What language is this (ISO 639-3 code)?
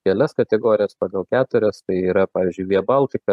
lit